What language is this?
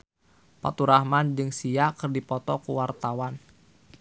Sundanese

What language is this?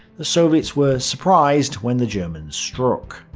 English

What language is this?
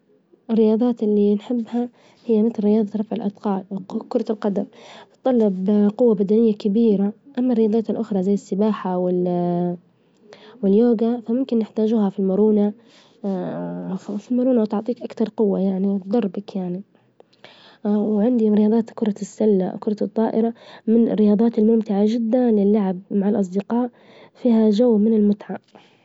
Libyan Arabic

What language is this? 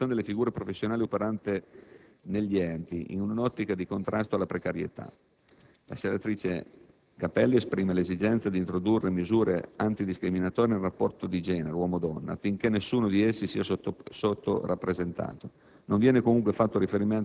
Italian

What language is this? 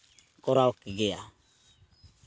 Santali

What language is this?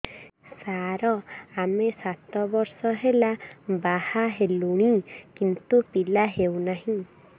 Odia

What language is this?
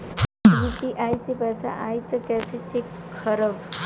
Bhojpuri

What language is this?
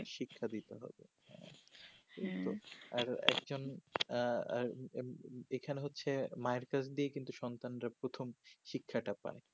Bangla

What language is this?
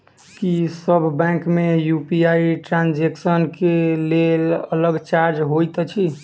Maithili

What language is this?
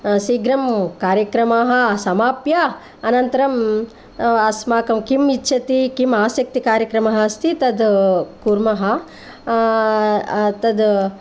Sanskrit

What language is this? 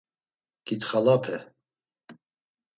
Laz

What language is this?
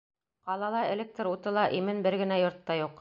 Bashkir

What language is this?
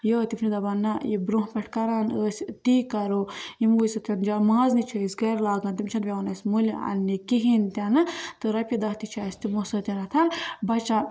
Kashmiri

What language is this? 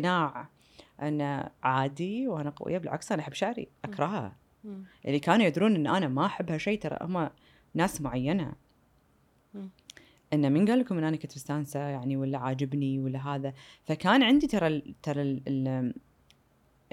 Arabic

